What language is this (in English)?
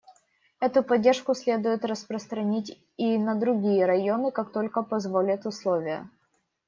Russian